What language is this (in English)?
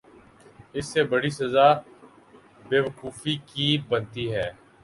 Urdu